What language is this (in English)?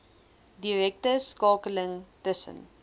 Afrikaans